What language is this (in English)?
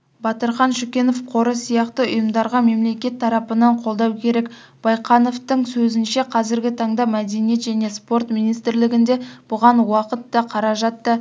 Kazakh